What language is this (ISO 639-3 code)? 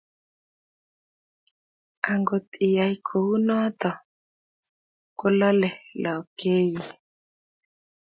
kln